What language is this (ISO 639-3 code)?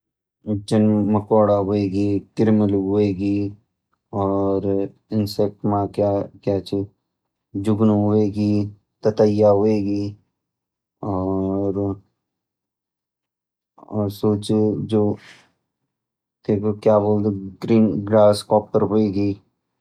gbm